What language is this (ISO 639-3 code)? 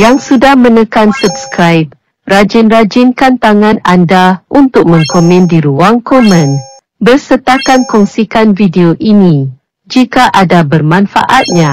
msa